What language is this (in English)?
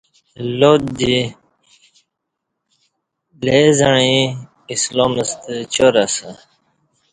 Kati